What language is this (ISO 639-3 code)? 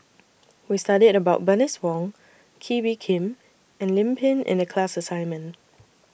eng